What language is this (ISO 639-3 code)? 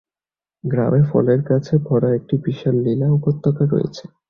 ben